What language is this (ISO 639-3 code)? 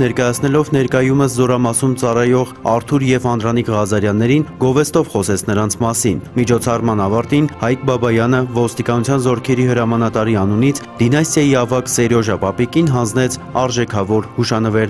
rus